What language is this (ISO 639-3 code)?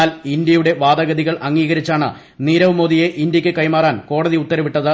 mal